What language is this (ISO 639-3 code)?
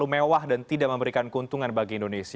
ind